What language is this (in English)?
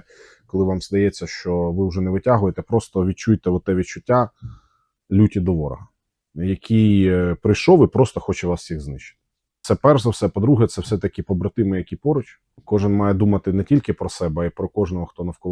Ukrainian